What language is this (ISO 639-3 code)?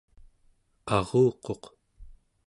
esu